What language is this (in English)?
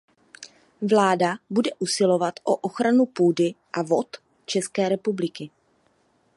Czech